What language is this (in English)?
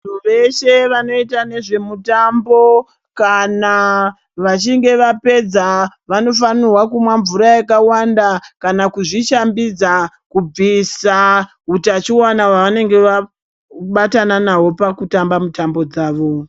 Ndau